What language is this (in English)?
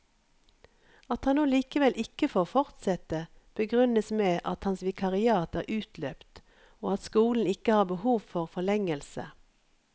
Norwegian